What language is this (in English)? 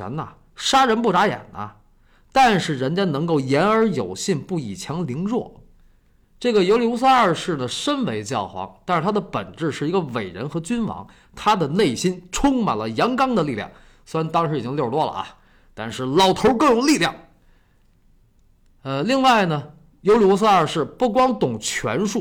Chinese